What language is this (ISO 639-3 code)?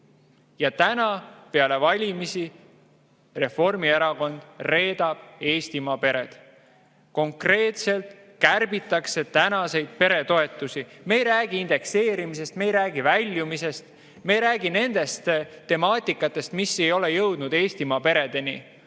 est